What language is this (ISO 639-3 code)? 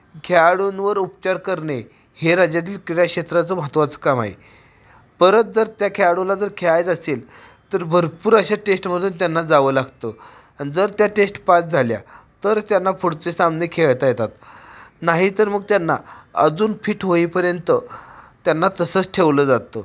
mar